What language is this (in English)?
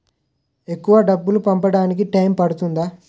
Telugu